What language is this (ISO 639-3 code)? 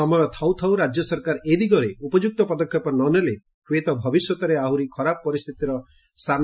ori